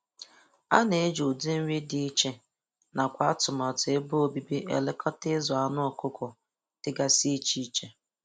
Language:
Igbo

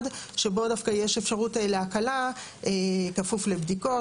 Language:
Hebrew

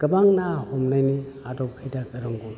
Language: Bodo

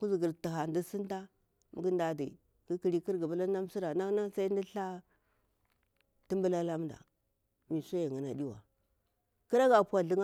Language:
Bura-Pabir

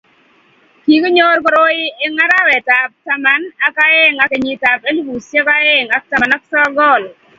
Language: Kalenjin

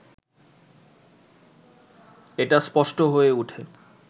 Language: Bangla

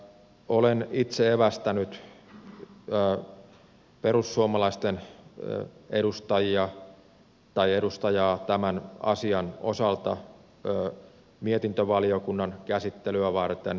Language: Finnish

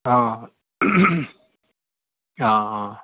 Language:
Assamese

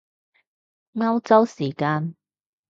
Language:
Cantonese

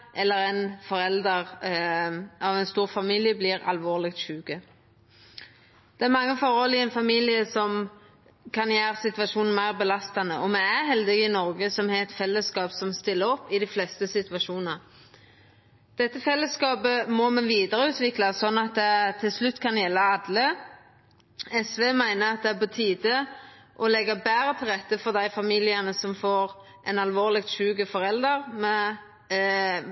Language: Norwegian Nynorsk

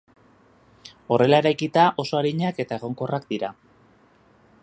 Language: Basque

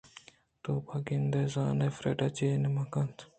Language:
Eastern Balochi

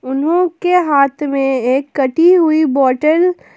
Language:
Hindi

